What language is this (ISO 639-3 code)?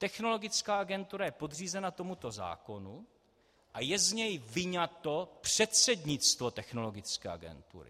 ces